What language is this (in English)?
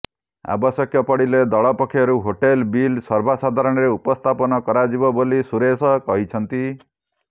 Odia